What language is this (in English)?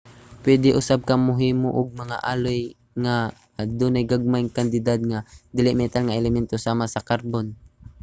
Cebuano